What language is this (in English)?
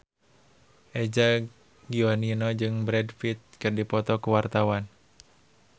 Sundanese